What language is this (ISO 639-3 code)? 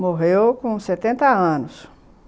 por